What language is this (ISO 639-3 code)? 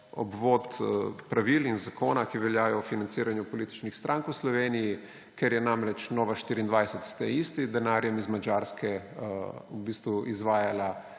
slv